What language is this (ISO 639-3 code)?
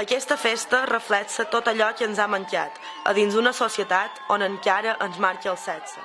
cat